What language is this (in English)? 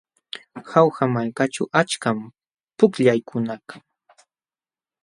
Jauja Wanca Quechua